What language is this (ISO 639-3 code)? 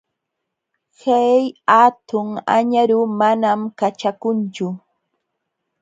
qxw